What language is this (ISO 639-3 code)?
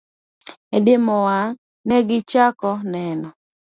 luo